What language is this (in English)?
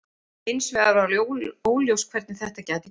Icelandic